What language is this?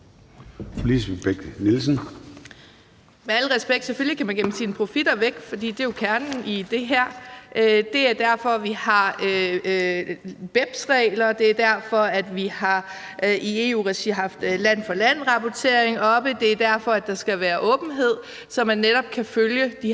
Danish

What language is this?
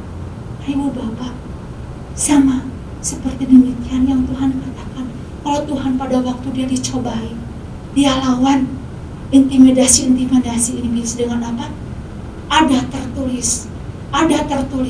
Indonesian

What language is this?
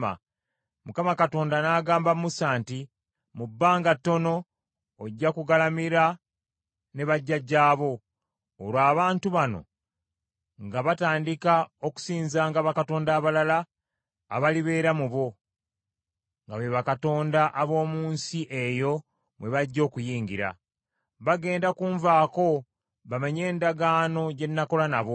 Ganda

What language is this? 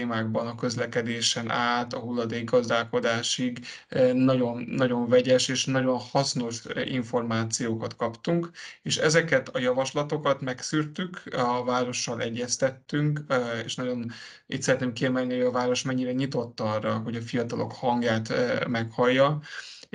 Hungarian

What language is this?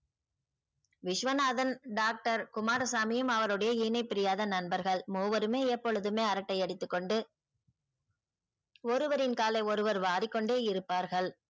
Tamil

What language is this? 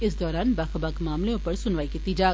Dogri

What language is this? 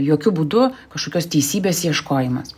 Lithuanian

